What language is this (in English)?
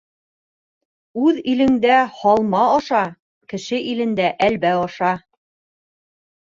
Bashkir